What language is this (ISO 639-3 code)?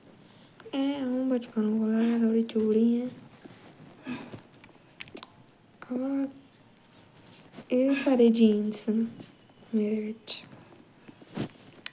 doi